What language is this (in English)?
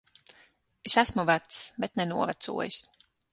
Latvian